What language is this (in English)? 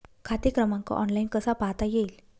Marathi